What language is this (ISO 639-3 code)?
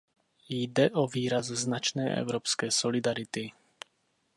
ces